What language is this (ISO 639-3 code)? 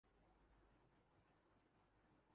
urd